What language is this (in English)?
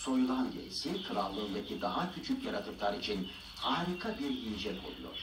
Turkish